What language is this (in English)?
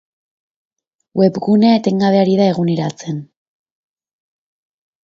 Basque